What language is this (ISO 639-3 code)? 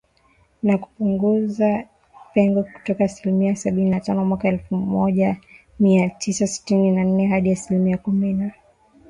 swa